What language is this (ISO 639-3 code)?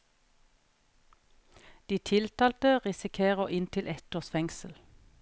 nor